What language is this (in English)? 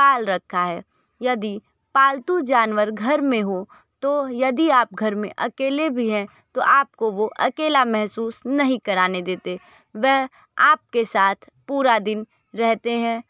Hindi